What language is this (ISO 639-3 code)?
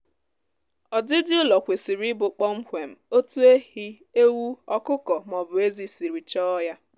ibo